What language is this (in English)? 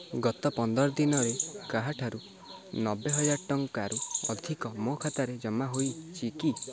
Odia